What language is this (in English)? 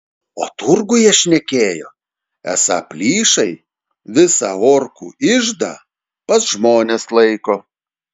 Lithuanian